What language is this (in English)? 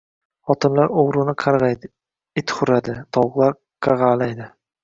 Uzbek